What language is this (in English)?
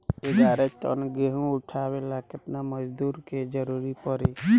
Bhojpuri